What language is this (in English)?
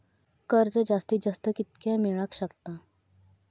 Marathi